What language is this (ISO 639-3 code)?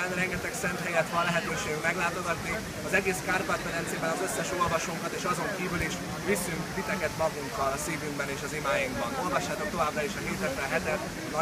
hun